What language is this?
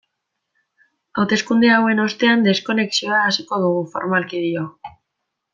Basque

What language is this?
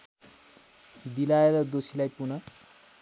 Nepali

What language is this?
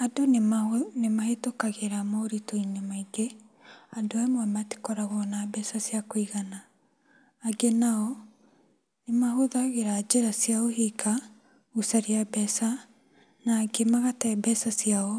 Kikuyu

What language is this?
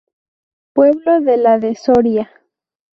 Spanish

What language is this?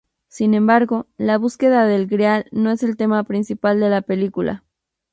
Spanish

